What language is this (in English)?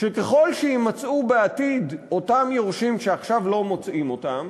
Hebrew